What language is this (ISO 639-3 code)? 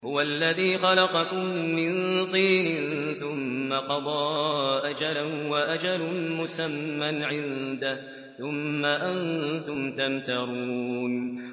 ara